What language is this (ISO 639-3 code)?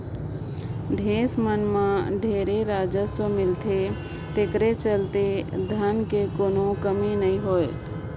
hne